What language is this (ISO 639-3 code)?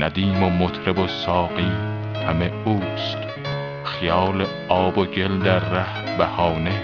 fas